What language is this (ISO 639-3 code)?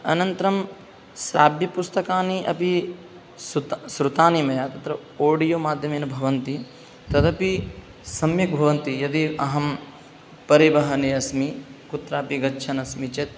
san